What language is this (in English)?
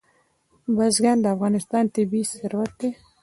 Pashto